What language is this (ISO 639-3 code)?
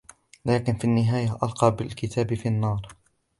ara